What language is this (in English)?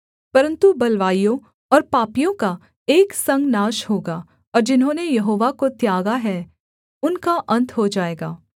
Hindi